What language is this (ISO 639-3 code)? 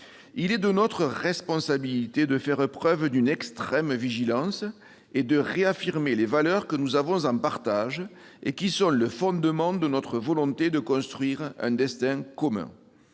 fra